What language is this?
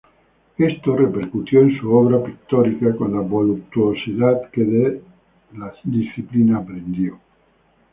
Spanish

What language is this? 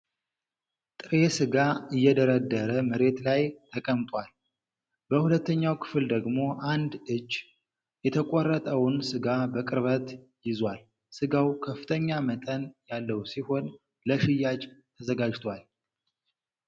Amharic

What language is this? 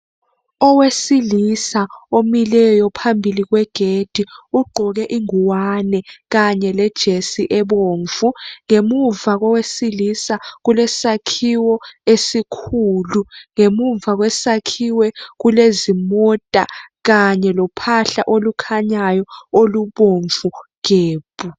North Ndebele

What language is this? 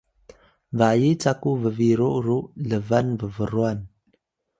Atayal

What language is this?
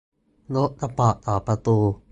Thai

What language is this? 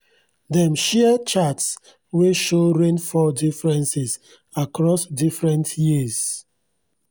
Nigerian Pidgin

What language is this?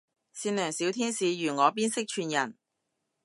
Cantonese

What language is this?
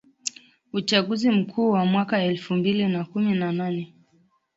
Swahili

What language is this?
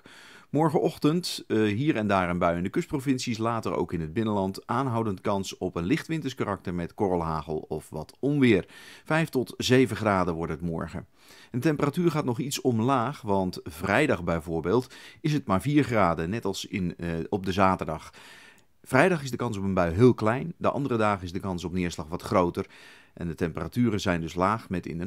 Dutch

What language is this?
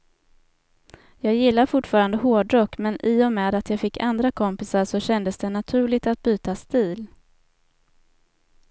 Swedish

